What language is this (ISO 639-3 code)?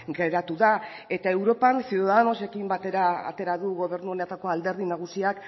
eus